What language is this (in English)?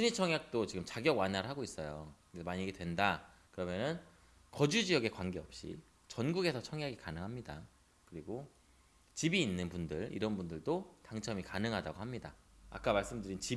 Korean